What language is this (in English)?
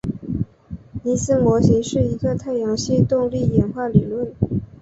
Chinese